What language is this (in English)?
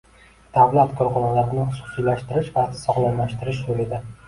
Uzbek